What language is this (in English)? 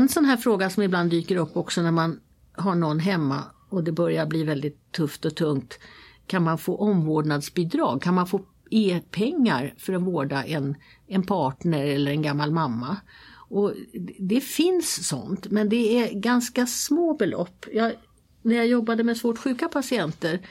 Swedish